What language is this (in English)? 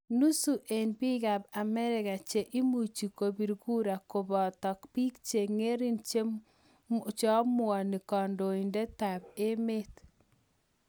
Kalenjin